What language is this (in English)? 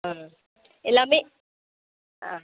Tamil